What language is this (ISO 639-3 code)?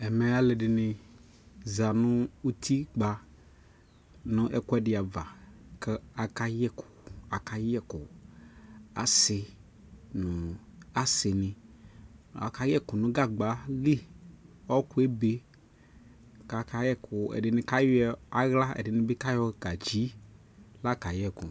kpo